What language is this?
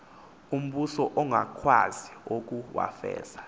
Xhosa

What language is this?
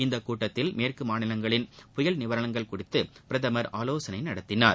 Tamil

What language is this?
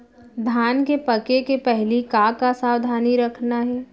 Chhattisgarhi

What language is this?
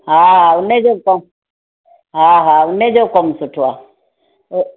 Sindhi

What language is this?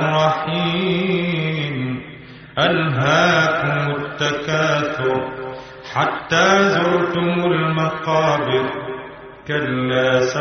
Arabic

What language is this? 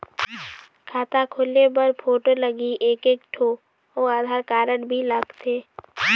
Chhattisgarhi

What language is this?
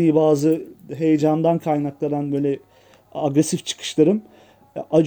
Turkish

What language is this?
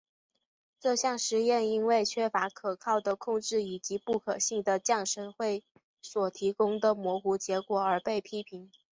Chinese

